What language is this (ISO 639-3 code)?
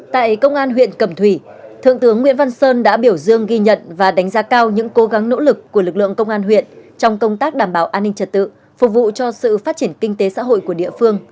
vie